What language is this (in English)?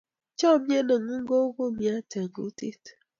Kalenjin